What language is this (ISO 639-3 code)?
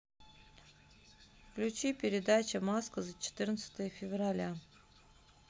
rus